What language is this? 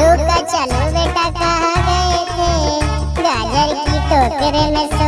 Thai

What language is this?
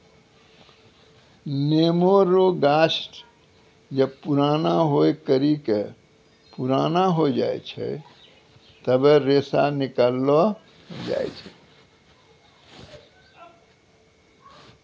Maithili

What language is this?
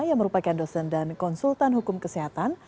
Indonesian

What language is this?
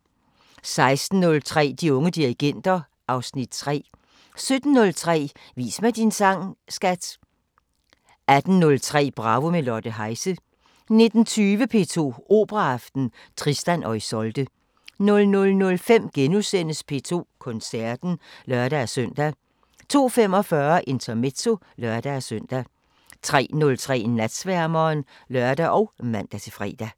Danish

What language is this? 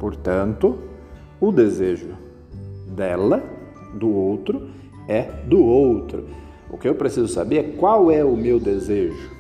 Portuguese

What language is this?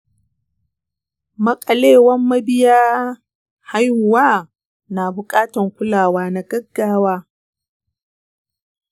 Hausa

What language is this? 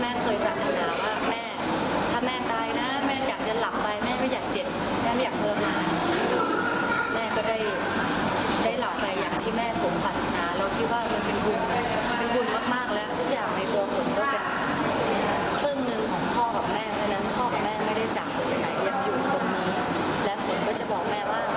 Thai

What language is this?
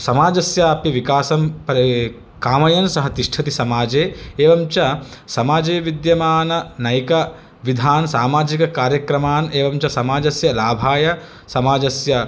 Sanskrit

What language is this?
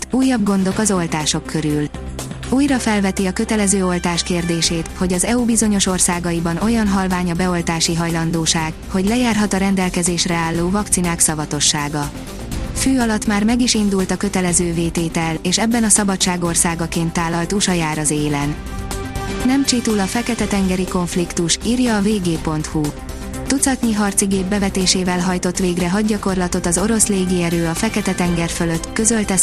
Hungarian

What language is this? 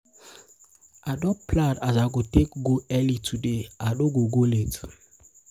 Nigerian Pidgin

